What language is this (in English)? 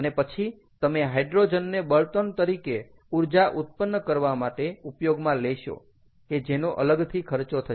Gujarati